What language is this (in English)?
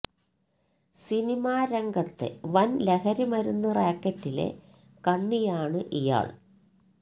Malayalam